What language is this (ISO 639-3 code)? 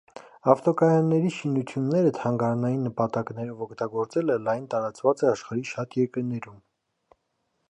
hye